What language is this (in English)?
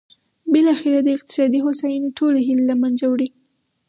Pashto